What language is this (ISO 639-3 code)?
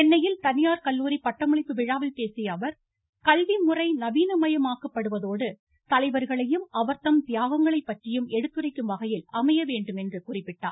tam